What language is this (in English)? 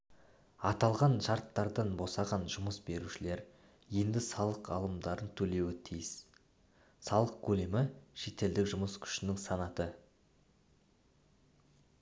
Kazakh